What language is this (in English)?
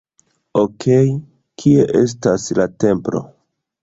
Esperanto